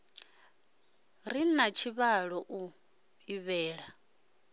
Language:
Venda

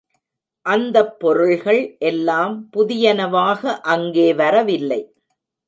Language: Tamil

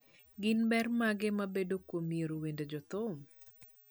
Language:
Luo (Kenya and Tanzania)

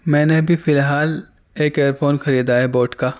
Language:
Urdu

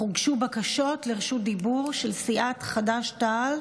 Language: Hebrew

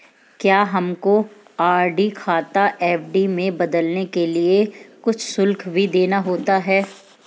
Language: Hindi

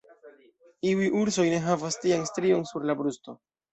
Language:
Esperanto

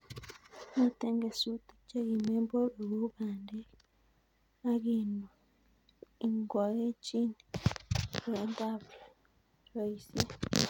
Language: Kalenjin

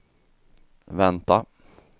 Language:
Swedish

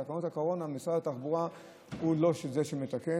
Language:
Hebrew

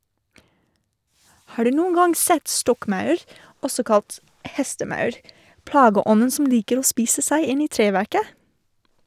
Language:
Norwegian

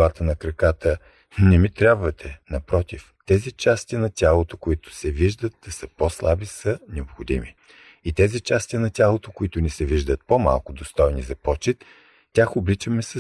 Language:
Bulgarian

